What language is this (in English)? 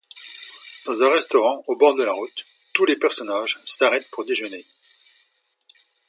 French